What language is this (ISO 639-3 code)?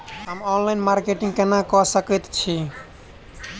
mai